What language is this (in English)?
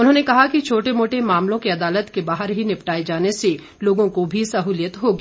Hindi